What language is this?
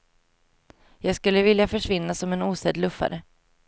Swedish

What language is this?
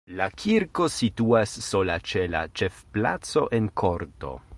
Esperanto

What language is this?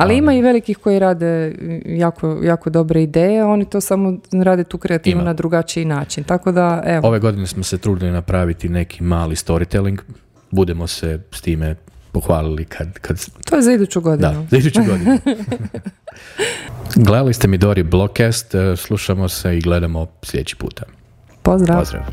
Croatian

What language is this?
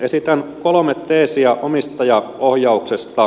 Finnish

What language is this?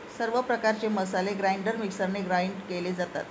Marathi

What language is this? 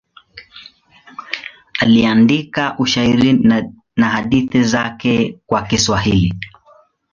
Swahili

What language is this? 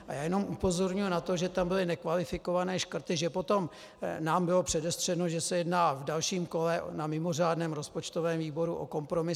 Czech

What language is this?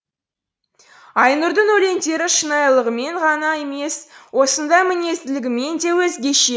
Kazakh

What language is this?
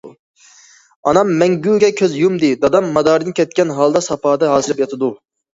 Uyghur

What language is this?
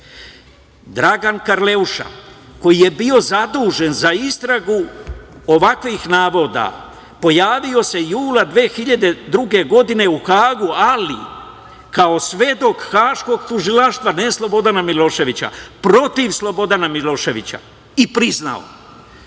Serbian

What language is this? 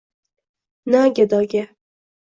Uzbek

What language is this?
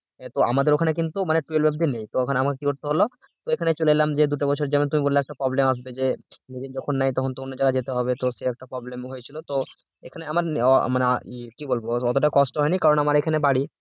Bangla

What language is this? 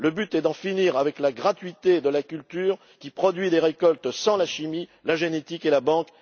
French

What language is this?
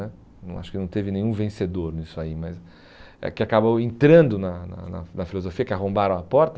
Portuguese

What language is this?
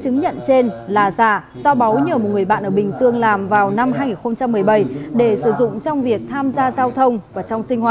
Vietnamese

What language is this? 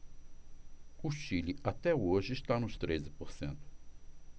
Portuguese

